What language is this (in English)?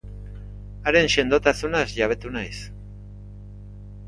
Basque